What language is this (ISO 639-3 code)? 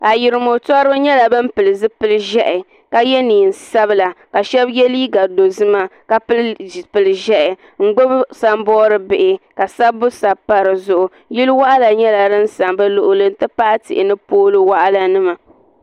dag